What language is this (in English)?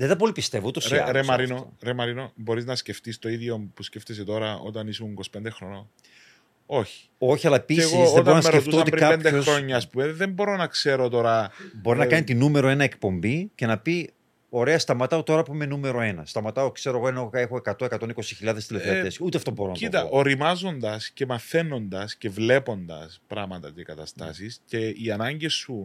Greek